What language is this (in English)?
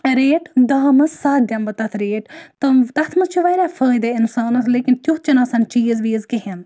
Kashmiri